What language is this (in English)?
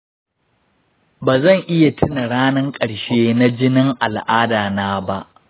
Hausa